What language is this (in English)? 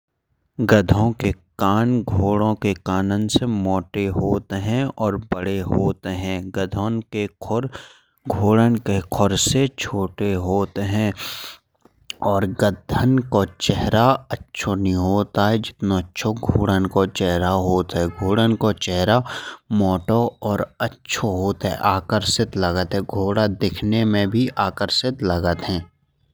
Bundeli